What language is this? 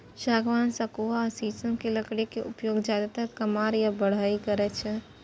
Maithili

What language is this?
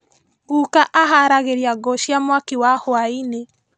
Kikuyu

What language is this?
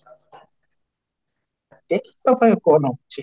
Odia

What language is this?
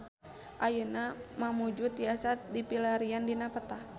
Sundanese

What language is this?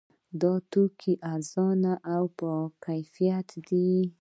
Pashto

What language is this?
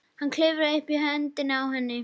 Icelandic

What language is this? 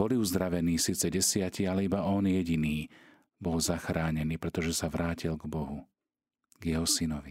Slovak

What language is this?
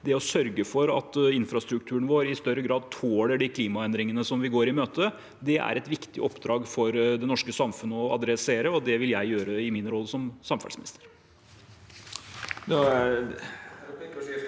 Norwegian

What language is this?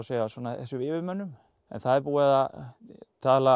Icelandic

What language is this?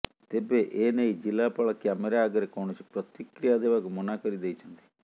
Odia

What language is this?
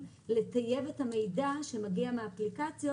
Hebrew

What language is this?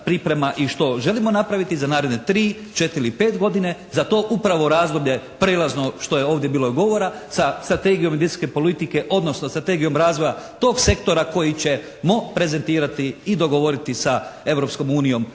Croatian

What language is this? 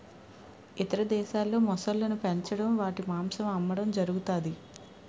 Telugu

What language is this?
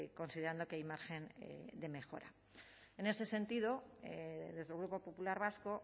Spanish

